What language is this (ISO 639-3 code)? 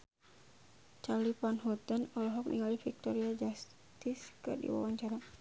sun